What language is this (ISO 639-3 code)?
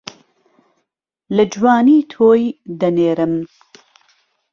ckb